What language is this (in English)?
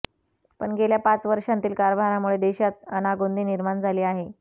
Marathi